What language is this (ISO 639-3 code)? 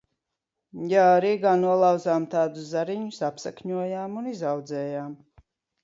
lav